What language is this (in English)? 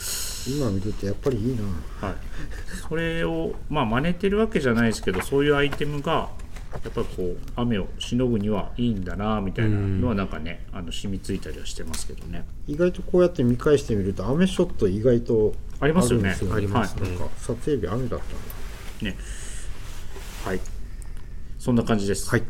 Japanese